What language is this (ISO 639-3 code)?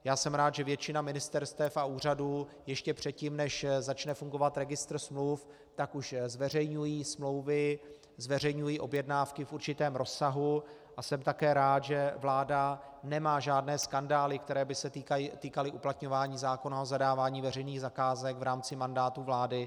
ces